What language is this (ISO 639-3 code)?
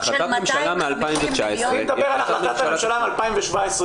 heb